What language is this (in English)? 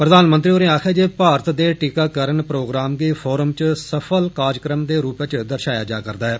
Dogri